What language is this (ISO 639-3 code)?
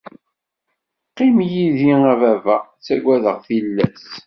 kab